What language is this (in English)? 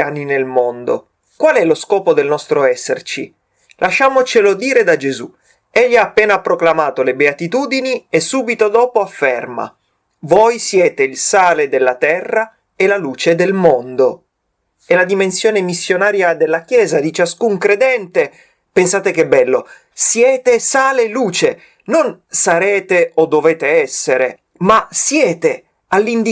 Italian